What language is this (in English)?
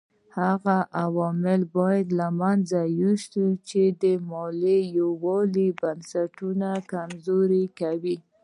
Pashto